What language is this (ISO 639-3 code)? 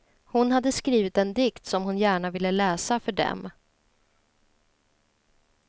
swe